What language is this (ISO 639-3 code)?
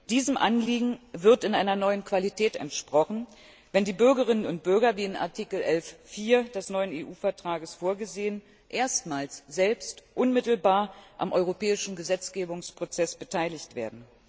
deu